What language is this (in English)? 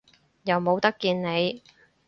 Cantonese